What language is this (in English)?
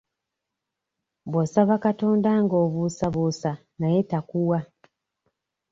Ganda